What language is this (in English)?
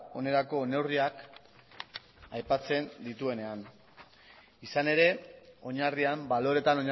Basque